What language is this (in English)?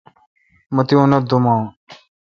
Kalkoti